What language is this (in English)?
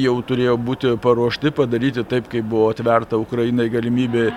Lithuanian